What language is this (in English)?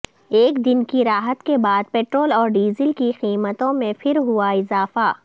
Urdu